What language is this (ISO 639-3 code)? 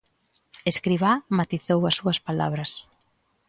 glg